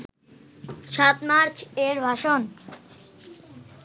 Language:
Bangla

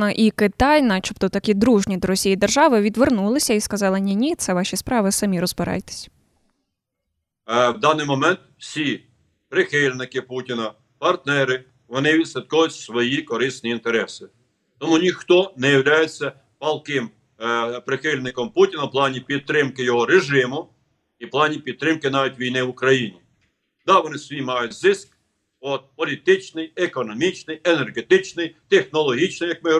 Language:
Ukrainian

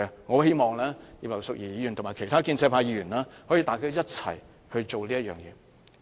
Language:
Cantonese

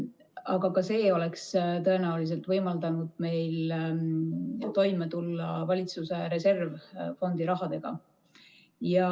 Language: Estonian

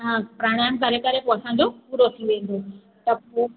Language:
Sindhi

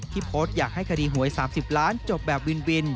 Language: Thai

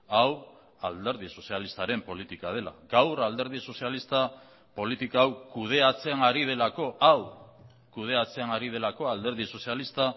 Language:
Basque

